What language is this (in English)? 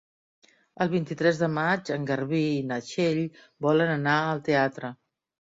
Catalan